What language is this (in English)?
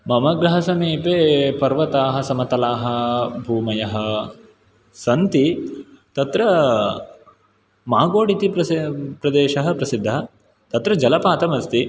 Sanskrit